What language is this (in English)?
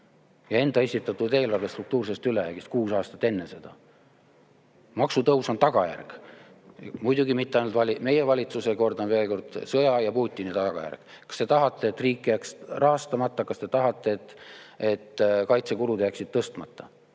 Estonian